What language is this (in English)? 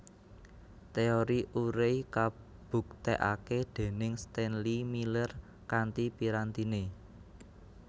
Javanese